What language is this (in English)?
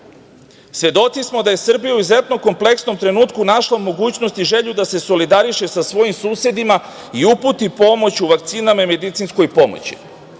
Serbian